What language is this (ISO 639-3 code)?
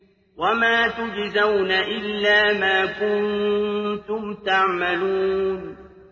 ara